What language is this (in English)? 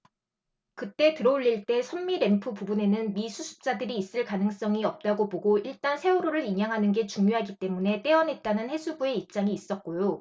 Korean